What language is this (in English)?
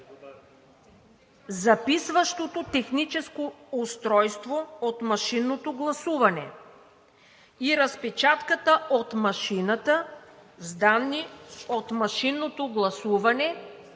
Bulgarian